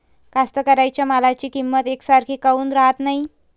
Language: Marathi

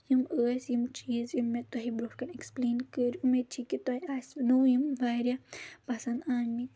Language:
Kashmiri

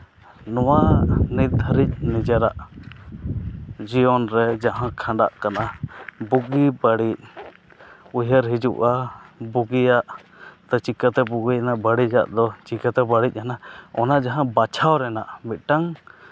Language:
Santali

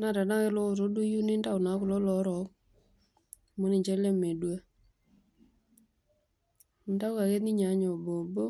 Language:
Masai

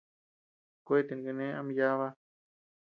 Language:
Tepeuxila Cuicatec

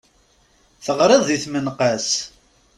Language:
Kabyle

